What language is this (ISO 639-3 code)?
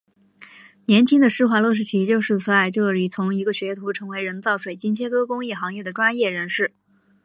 zho